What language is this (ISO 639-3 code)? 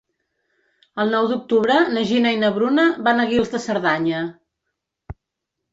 cat